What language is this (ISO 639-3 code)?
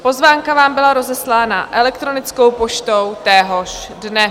ces